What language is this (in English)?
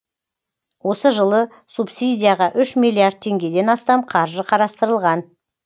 Kazakh